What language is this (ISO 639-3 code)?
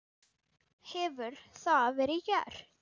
isl